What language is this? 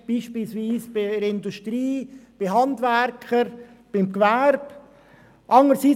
Swiss German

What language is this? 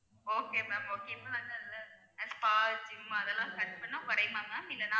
Tamil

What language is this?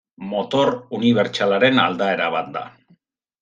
Basque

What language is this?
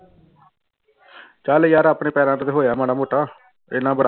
Punjabi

